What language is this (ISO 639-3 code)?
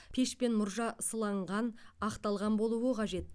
kaz